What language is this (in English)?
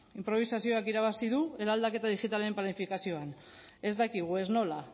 Basque